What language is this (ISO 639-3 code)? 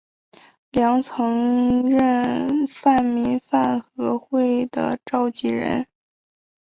zho